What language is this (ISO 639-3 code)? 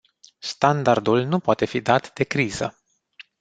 ron